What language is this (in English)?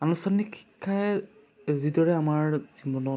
Assamese